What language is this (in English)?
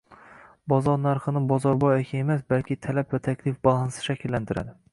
Uzbek